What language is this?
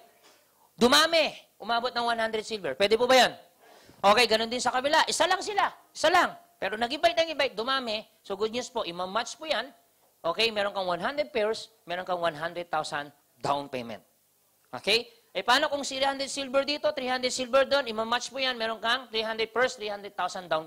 Filipino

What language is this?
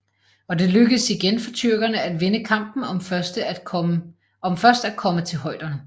Danish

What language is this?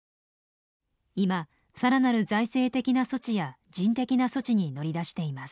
Japanese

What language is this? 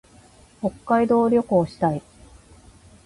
Japanese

